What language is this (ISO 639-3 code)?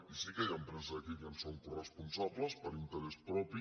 cat